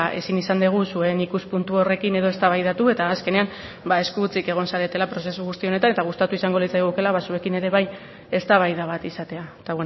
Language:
Basque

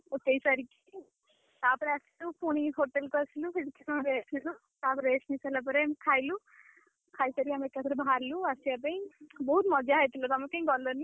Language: Odia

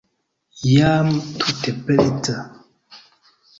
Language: Esperanto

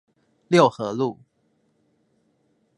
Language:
Chinese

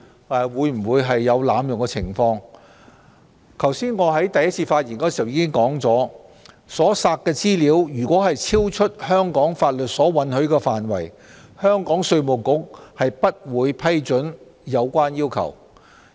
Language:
Cantonese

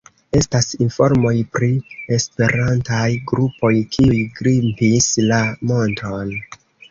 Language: Esperanto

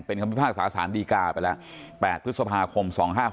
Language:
Thai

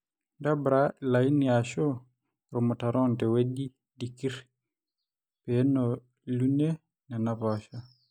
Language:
Masai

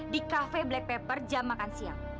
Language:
Indonesian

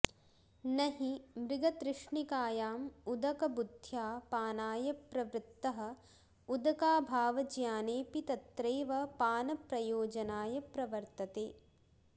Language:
Sanskrit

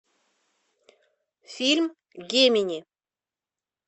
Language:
Russian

